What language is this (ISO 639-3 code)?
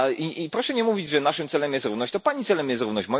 pol